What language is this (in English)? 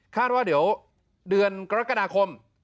Thai